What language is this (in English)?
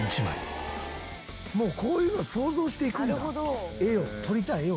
Japanese